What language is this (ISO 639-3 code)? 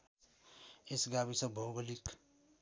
nep